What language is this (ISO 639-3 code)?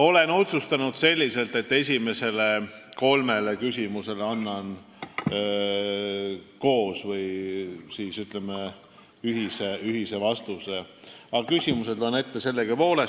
est